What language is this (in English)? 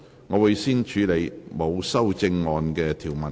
Cantonese